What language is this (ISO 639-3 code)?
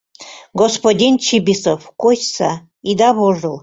chm